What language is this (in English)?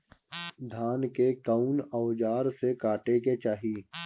Bhojpuri